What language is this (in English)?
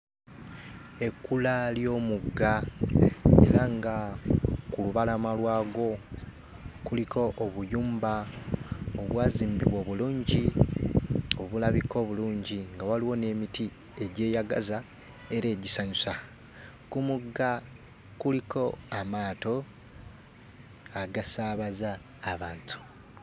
Ganda